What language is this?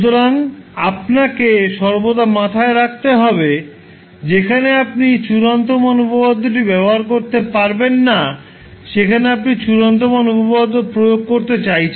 Bangla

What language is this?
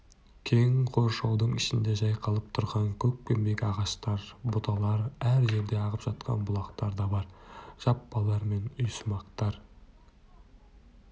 Kazakh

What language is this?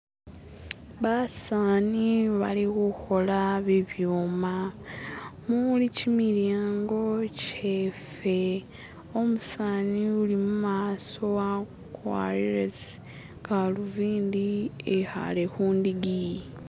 Masaaba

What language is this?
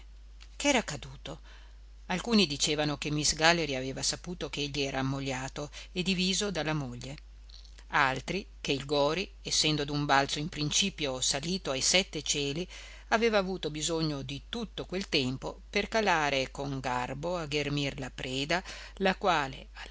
Italian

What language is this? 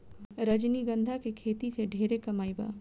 Bhojpuri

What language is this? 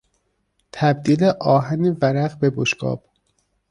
Persian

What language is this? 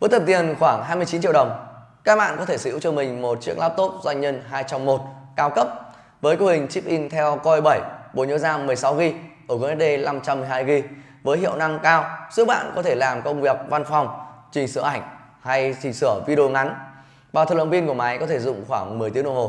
Vietnamese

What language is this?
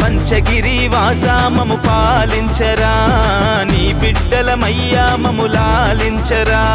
Telugu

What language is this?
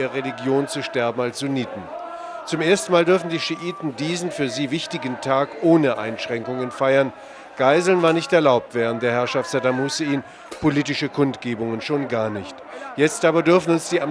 German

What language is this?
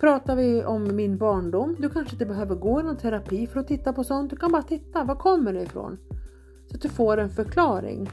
Swedish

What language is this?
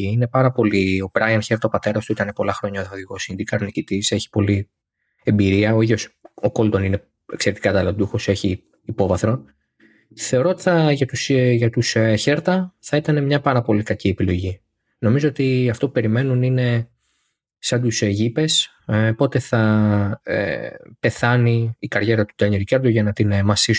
Greek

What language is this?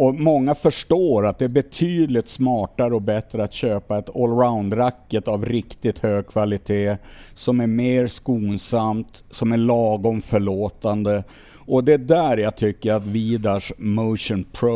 Swedish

